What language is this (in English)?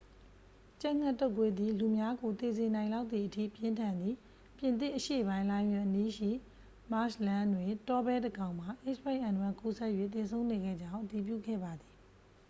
Burmese